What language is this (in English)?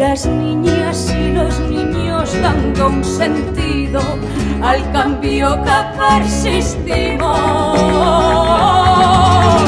Spanish